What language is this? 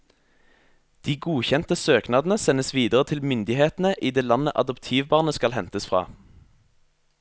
Norwegian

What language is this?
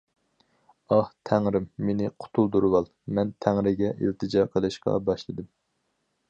Uyghur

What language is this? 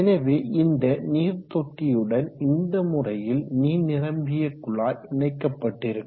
Tamil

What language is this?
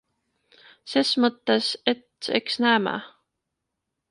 Estonian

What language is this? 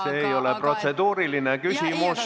Estonian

